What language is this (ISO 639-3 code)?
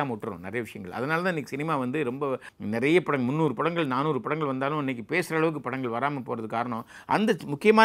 tam